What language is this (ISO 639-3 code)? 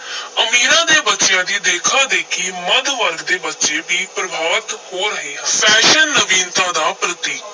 pan